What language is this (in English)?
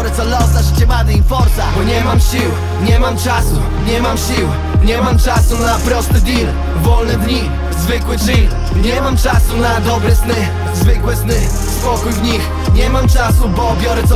Polish